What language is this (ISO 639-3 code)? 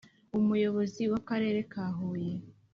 kin